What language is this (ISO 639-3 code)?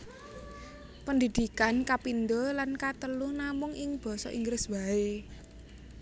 jav